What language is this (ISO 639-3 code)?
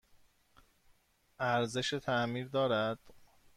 fas